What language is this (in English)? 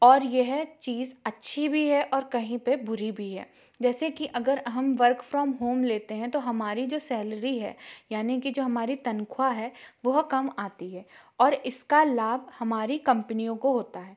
Hindi